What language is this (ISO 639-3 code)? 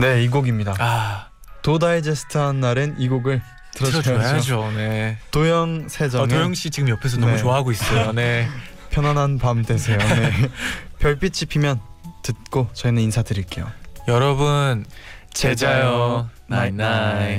kor